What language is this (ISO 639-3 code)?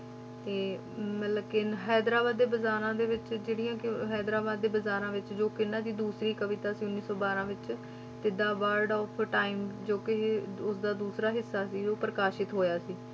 pan